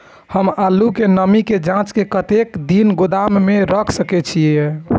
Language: Maithili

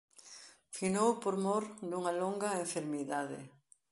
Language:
Galician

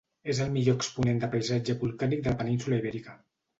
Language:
Catalan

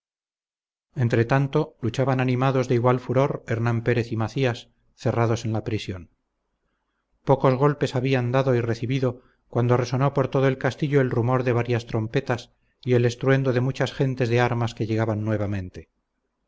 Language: Spanish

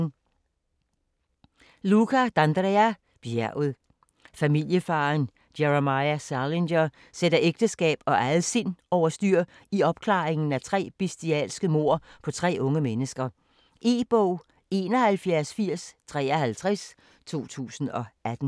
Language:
Danish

